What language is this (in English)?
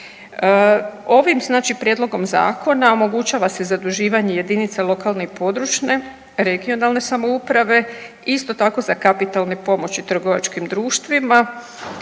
Croatian